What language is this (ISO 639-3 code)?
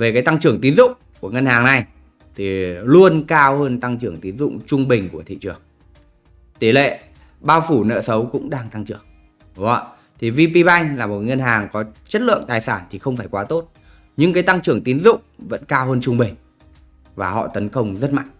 vie